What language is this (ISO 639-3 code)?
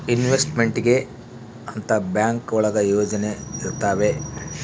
kan